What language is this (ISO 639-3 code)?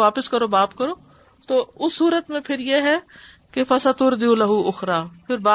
urd